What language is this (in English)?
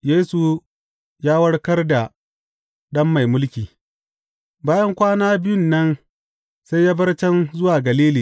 Hausa